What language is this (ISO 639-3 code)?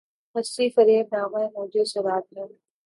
urd